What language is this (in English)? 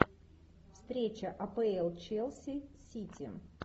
Russian